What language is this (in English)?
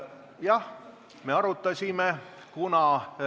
Estonian